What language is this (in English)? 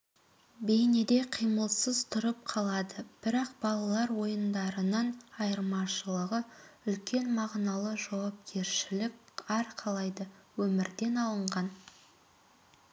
Kazakh